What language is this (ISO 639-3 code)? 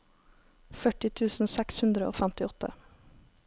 nor